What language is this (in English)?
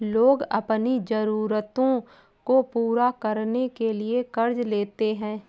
Hindi